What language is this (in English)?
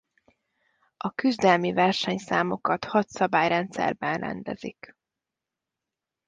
Hungarian